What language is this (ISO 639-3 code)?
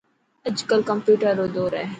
mki